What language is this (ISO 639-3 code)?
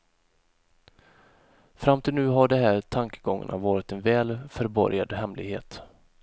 swe